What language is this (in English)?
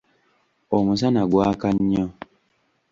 Ganda